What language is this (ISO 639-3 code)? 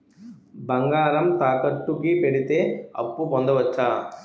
tel